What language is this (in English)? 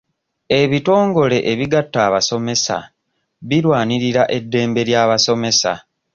Ganda